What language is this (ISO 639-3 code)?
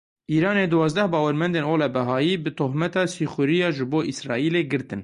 kur